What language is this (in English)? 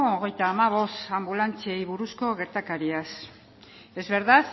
Basque